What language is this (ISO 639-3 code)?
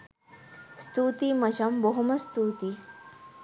sin